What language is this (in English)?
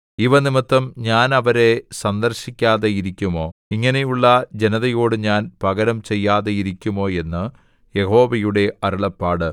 Malayalam